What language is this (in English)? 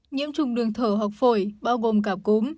Vietnamese